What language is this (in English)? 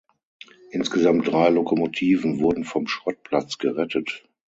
German